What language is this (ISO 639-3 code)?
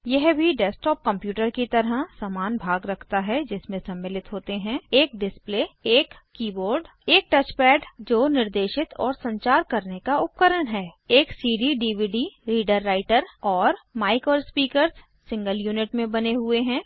hin